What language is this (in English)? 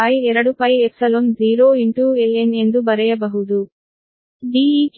Kannada